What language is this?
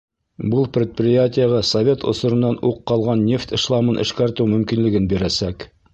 Bashkir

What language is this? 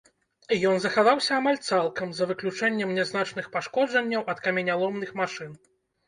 Belarusian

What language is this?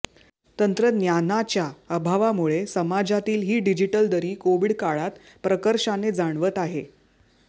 Marathi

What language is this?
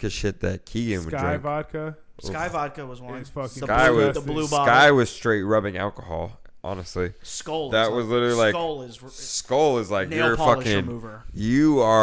English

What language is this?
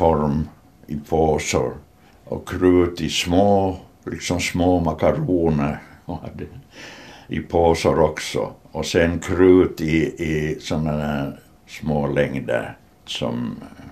Swedish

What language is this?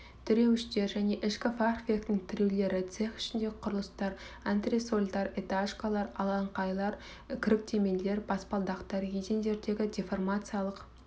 Kazakh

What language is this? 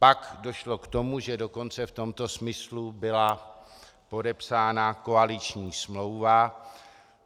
Czech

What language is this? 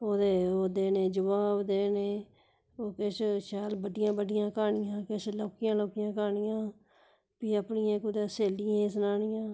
Dogri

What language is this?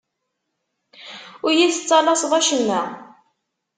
Kabyle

